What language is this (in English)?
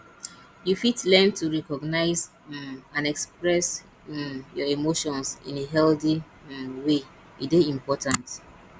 Nigerian Pidgin